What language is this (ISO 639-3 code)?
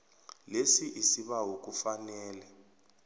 nbl